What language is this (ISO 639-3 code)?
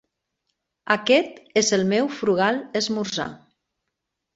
cat